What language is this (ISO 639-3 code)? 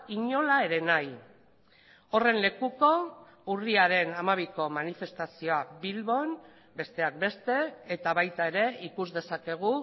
eus